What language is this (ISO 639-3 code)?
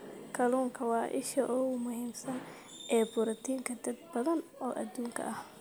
som